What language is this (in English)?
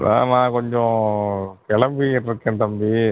Tamil